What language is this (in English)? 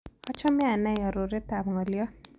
Kalenjin